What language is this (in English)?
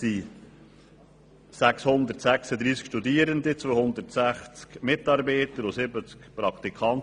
Swiss German